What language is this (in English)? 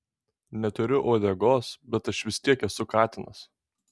Lithuanian